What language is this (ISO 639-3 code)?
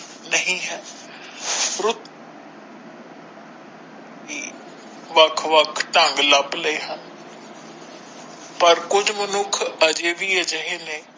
pan